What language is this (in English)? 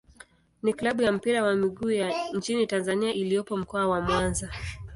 Swahili